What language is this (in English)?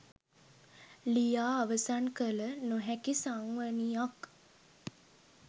Sinhala